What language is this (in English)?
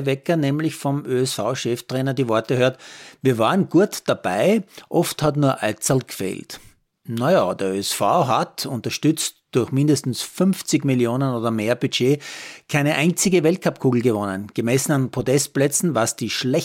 German